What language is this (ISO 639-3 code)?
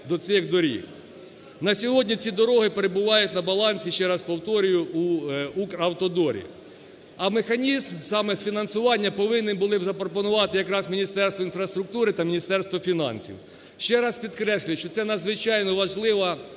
ukr